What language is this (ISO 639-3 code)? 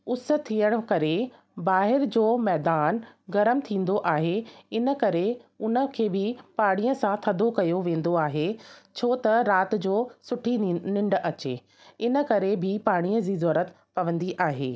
snd